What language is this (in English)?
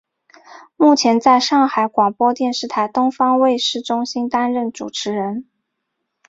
Chinese